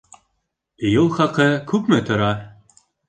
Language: Bashkir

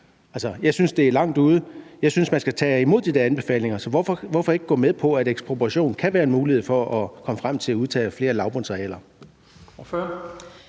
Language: Danish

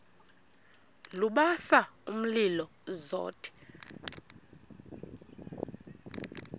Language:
Xhosa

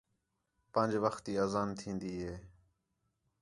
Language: Khetrani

